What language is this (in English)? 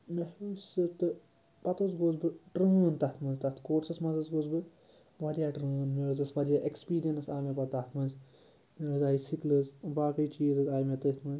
Kashmiri